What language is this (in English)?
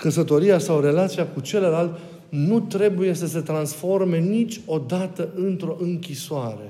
Romanian